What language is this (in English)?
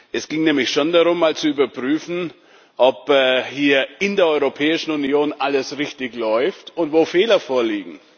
German